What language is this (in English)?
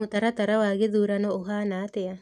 Kikuyu